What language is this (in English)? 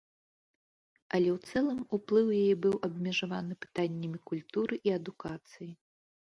Belarusian